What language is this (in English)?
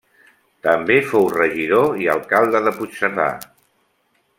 Catalan